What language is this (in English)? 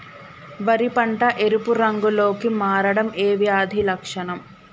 Telugu